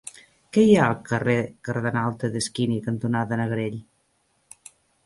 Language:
Catalan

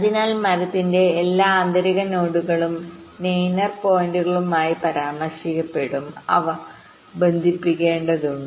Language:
Malayalam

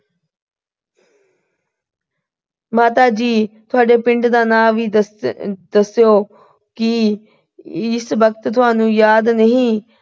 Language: Punjabi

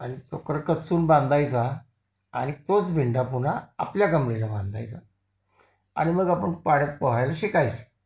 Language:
Marathi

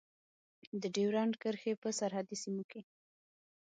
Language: Pashto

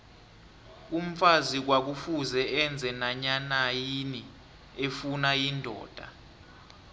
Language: South Ndebele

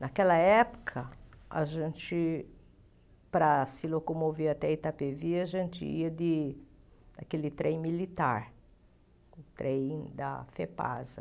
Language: Portuguese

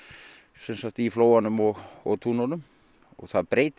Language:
Icelandic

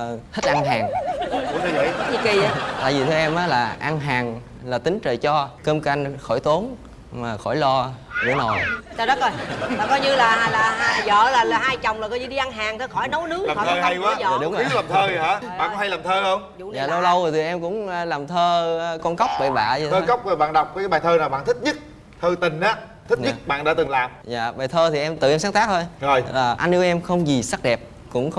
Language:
Vietnamese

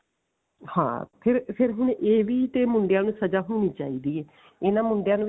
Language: Punjabi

